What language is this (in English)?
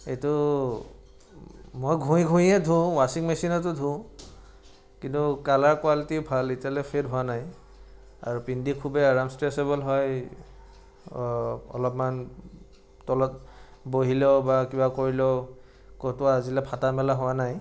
Assamese